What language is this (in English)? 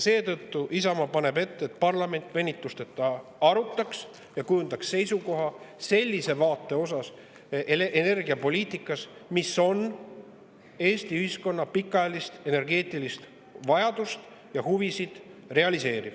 Estonian